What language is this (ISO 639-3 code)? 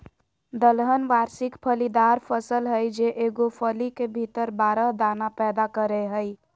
mag